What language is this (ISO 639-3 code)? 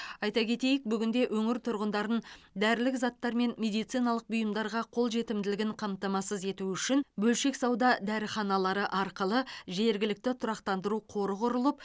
kaz